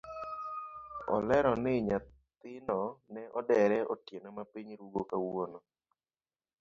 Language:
Luo (Kenya and Tanzania)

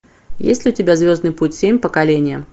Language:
Russian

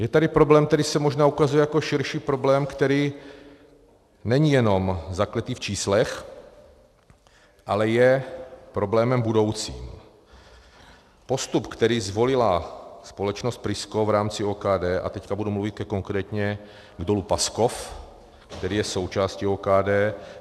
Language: Czech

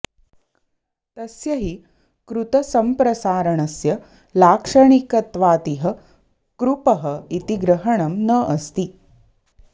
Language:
Sanskrit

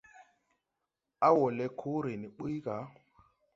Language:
Tupuri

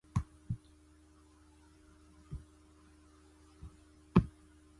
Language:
Chinese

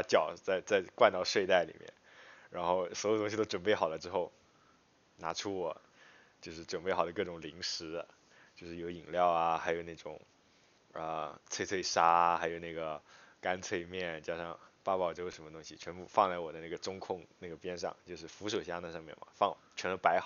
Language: Chinese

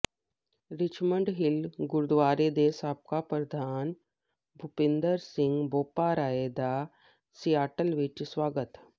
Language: Punjabi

